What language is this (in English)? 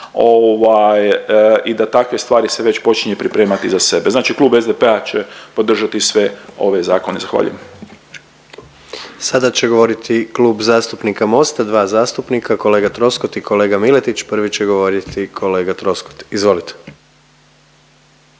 Croatian